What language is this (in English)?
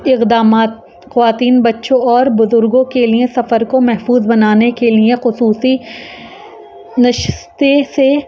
Urdu